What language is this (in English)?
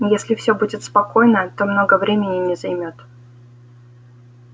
Russian